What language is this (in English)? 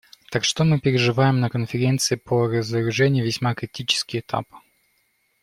Russian